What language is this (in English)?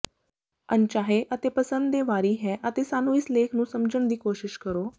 Punjabi